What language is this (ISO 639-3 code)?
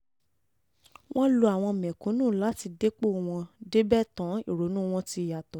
yor